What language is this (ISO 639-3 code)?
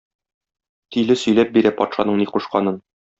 tat